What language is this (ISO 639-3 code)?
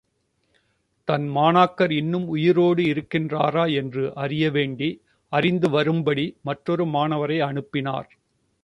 tam